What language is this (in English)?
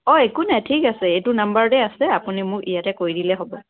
Assamese